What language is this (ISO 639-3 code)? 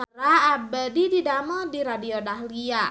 sun